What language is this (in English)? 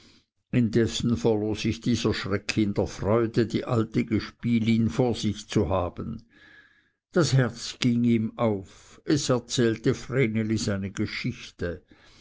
German